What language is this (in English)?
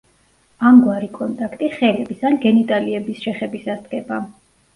Georgian